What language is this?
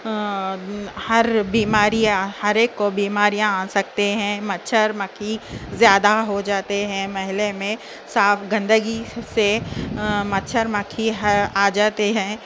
Urdu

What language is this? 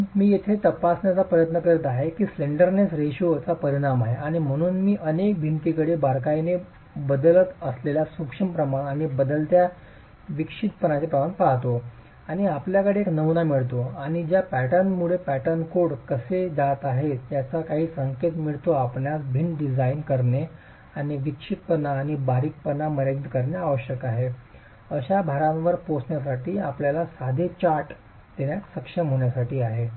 Marathi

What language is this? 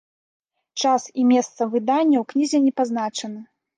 Belarusian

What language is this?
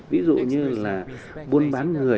Vietnamese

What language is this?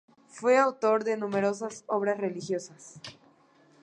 Spanish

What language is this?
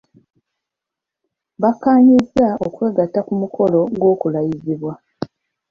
Ganda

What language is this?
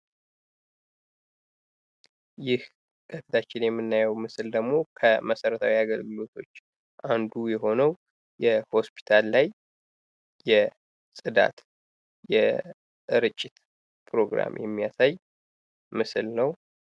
Amharic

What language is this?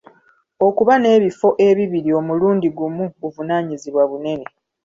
Ganda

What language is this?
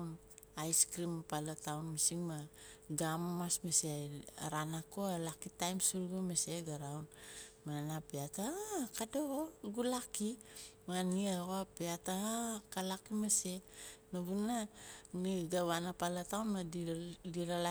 Nalik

